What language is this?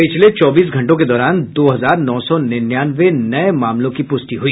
Hindi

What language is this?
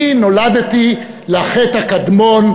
Hebrew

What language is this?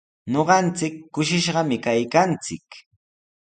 Sihuas Ancash Quechua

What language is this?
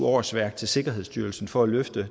Danish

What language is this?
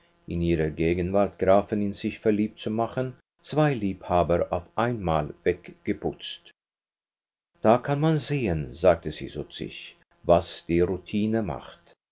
German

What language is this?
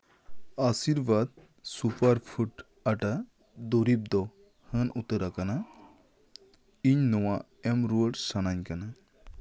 Santali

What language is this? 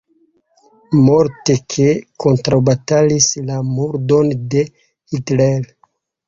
Esperanto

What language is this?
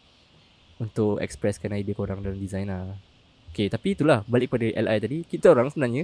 Malay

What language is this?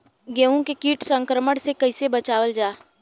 Bhojpuri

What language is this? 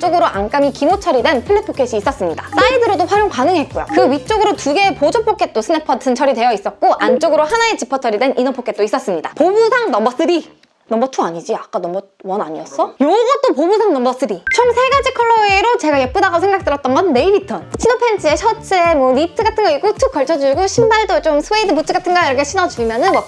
Korean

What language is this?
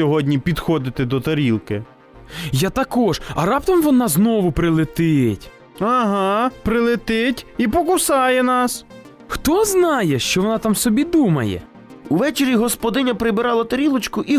Ukrainian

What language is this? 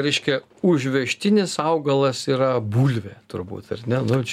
Lithuanian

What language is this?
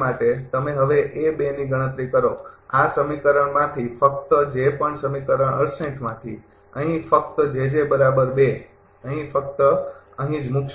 Gujarati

